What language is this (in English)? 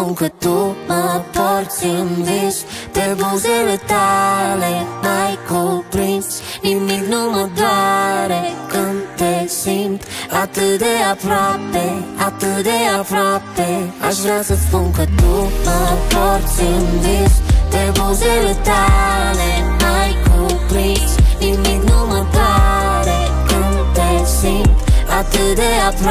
Romanian